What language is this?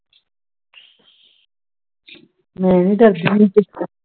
Punjabi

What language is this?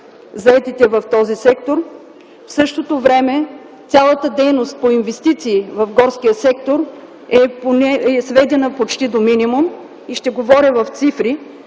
Bulgarian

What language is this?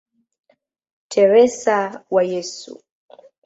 Swahili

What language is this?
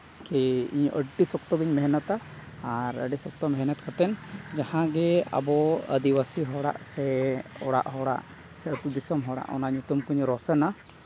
Santali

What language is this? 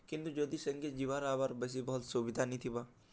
Odia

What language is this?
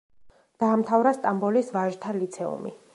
Georgian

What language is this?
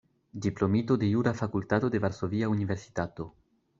Esperanto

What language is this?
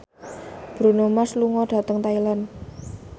Javanese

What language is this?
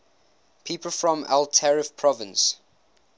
English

